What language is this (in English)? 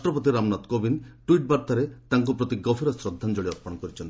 Odia